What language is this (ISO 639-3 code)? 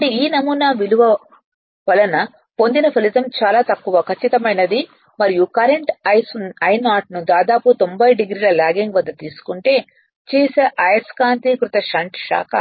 tel